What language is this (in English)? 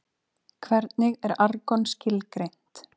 Icelandic